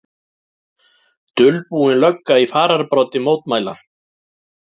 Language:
Icelandic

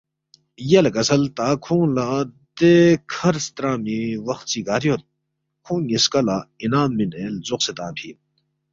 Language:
Balti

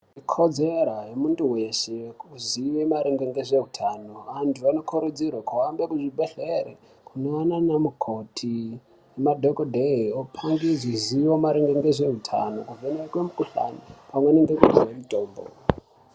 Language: Ndau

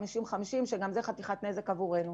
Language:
Hebrew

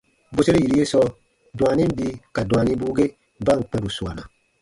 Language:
Baatonum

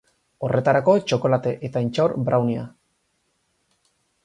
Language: Basque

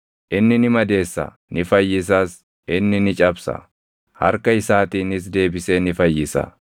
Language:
Oromo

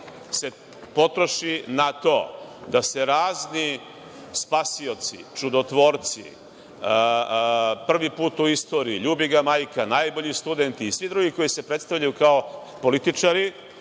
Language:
Serbian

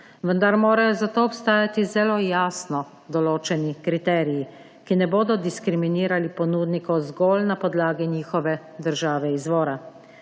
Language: Slovenian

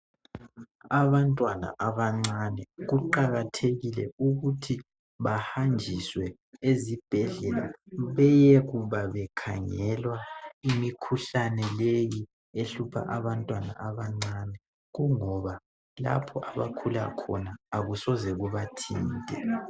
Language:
North Ndebele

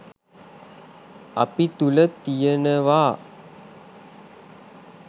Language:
Sinhala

